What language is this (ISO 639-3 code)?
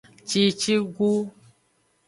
ajg